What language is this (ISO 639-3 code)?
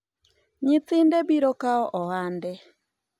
luo